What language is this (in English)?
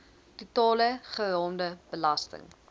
Afrikaans